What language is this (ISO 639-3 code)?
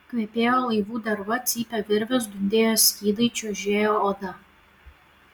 lit